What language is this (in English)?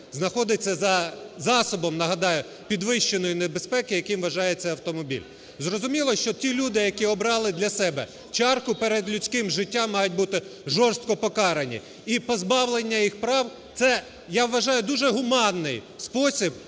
Ukrainian